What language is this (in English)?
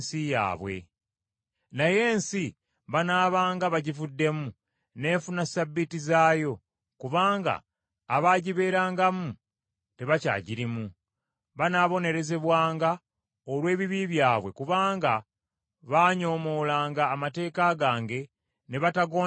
Ganda